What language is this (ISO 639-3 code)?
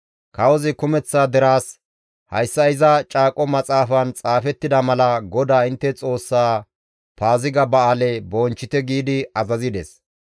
gmv